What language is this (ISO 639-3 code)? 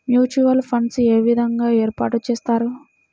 tel